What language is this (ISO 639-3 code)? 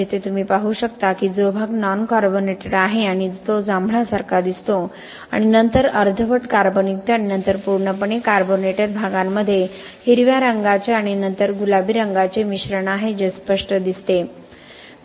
mar